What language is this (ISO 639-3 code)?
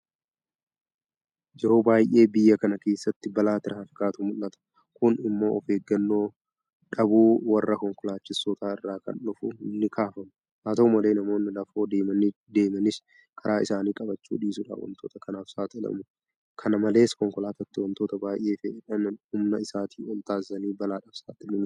orm